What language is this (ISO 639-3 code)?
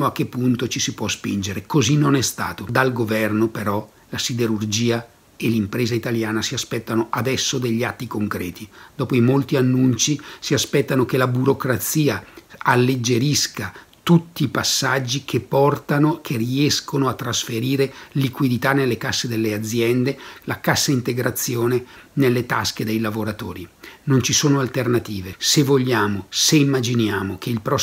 ita